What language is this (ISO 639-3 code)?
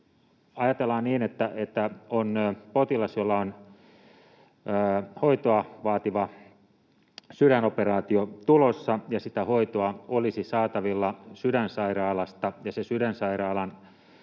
fin